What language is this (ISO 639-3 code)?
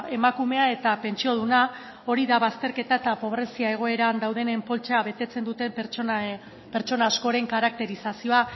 eus